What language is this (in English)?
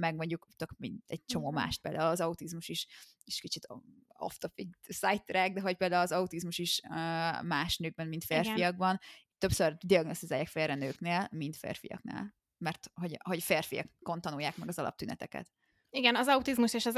Hungarian